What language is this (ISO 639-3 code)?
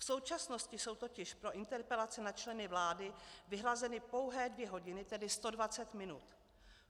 ces